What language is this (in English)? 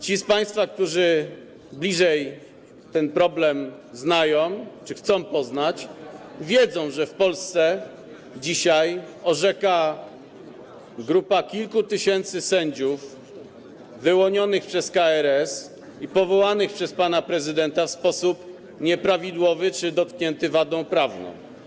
Polish